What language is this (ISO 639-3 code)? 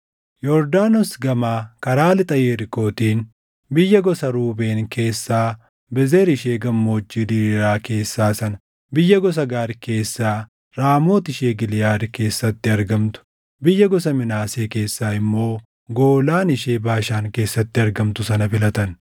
orm